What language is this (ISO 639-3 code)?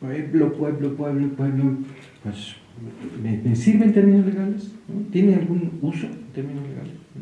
spa